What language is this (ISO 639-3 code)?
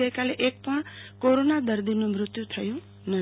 guj